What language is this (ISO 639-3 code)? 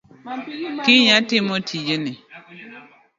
luo